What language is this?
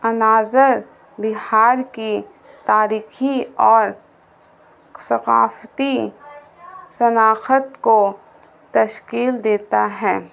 Urdu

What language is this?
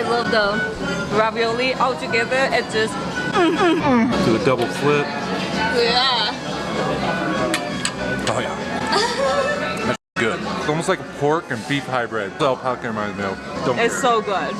English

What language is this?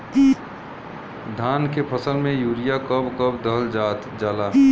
Bhojpuri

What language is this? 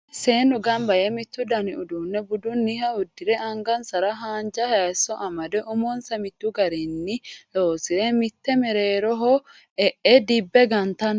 Sidamo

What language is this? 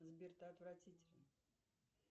Russian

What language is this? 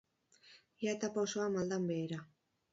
Basque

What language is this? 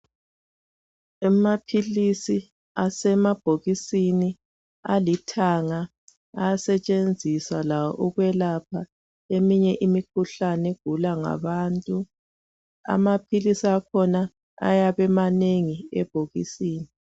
North Ndebele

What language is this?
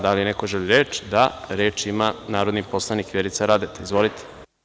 Serbian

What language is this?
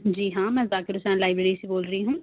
Urdu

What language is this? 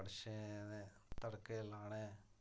Dogri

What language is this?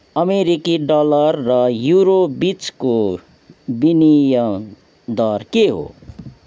Nepali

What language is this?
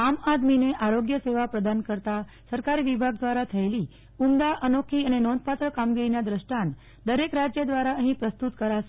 Gujarati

